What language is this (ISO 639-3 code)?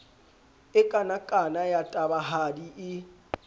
sot